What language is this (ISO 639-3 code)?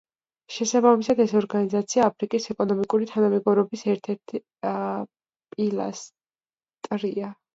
kat